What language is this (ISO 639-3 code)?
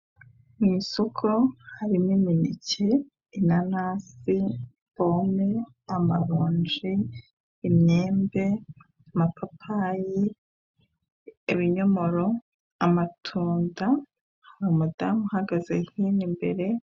kin